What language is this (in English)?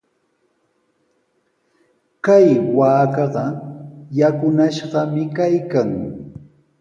Sihuas Ancash Quechua